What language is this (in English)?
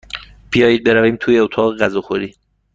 Persian